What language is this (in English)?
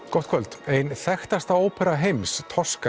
Icelandic